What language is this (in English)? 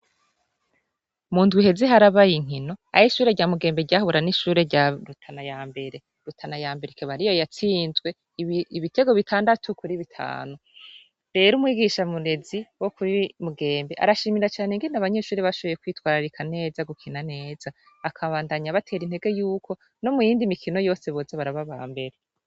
Rundi